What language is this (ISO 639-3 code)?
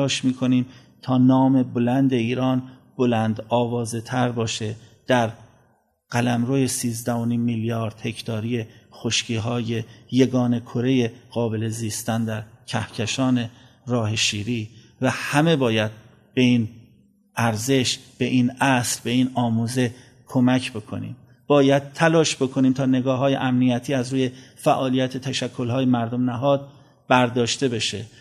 fas